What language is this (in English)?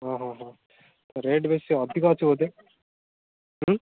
Odia